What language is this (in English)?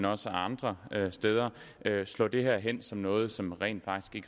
Danish